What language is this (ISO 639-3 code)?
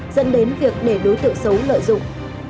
vie